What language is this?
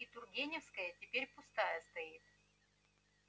Russian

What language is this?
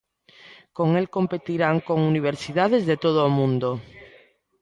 Galician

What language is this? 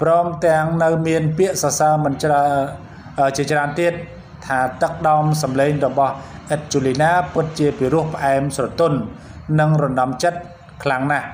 Thai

